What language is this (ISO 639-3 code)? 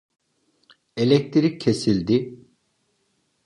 tur